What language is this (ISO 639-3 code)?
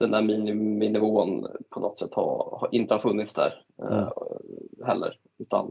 swe